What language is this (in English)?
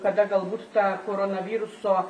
Lithuanian